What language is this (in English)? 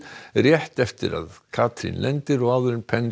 Icelandic